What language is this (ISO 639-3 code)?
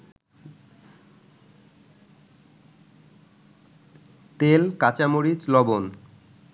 ben